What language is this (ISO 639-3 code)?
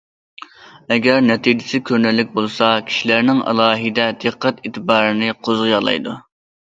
uig